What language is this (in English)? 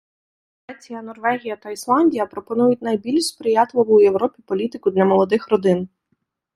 Ukrainian